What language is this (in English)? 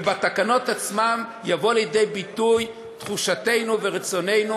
Hebrew